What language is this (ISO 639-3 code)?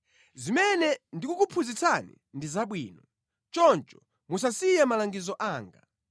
nya